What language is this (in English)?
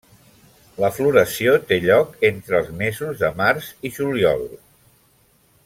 Catalan